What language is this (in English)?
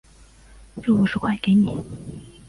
Chinese